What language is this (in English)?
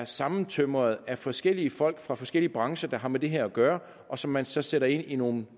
Danish